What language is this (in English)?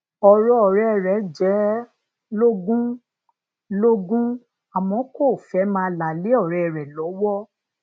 Yoruba